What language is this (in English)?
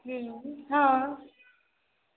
Maithili